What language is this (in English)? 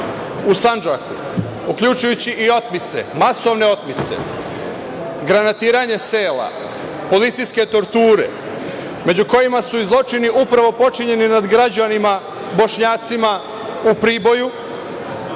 Serbian